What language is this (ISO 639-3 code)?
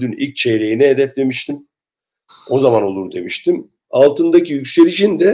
tur